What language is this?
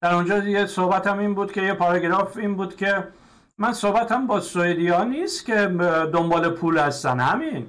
Persian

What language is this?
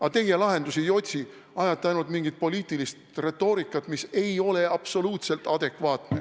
Estonian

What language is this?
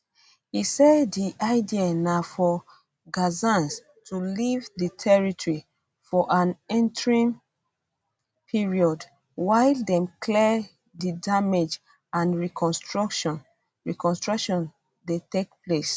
Nigerian Pidgin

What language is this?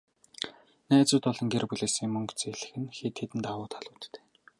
Mongolian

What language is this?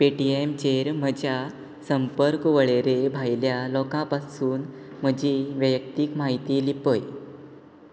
Konkani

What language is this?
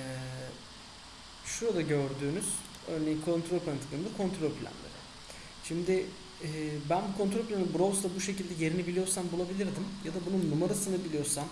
Turkish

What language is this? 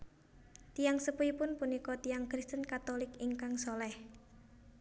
Javanese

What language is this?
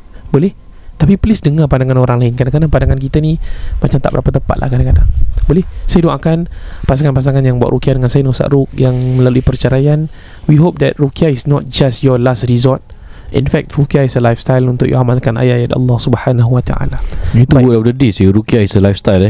Malay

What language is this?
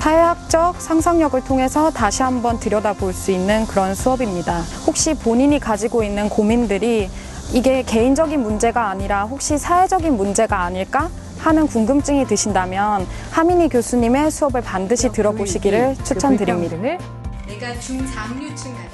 Korean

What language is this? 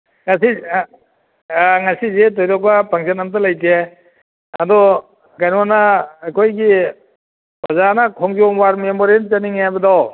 Manipuri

